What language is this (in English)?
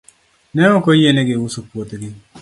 Luo (Kenya and Tanzania)